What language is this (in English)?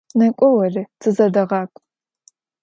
Adyghe